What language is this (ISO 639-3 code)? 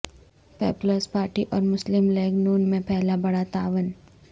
urd